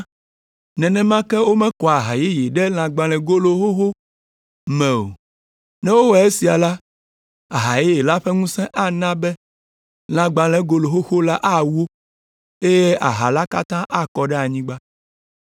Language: Ewe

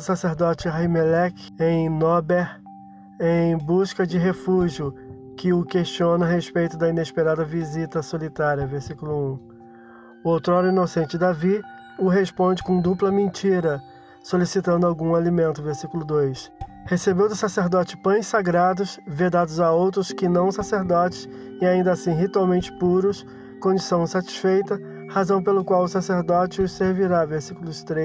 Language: Portuguese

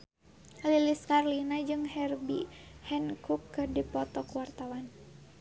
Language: Sundanese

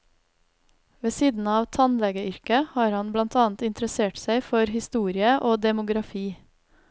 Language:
Norwegian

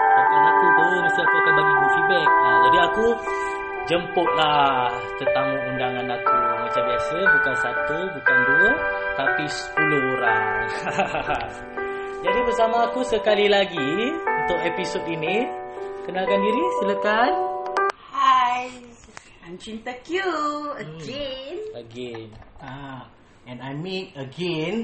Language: Malay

